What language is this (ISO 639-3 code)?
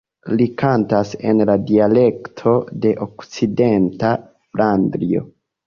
epo